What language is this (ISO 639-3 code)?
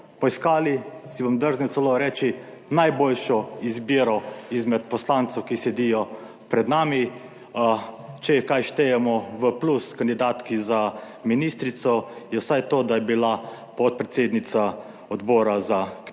slv